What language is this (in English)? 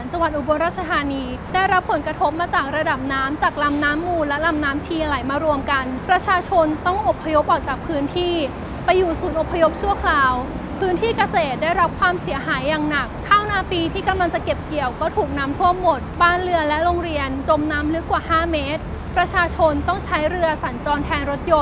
Thai